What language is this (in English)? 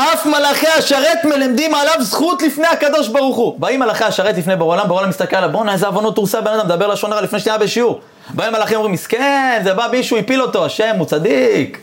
Hebrew